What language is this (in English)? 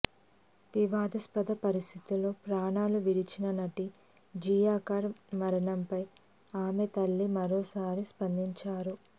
Telugu